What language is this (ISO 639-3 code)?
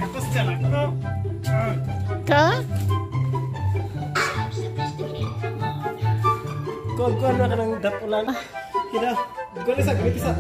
ind